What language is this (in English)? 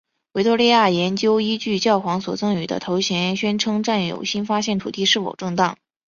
Chinese